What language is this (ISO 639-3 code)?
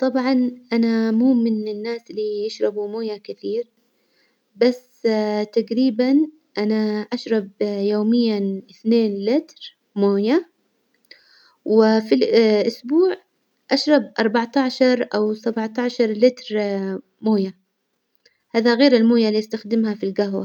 acw